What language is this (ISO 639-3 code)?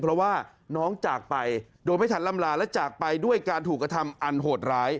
tha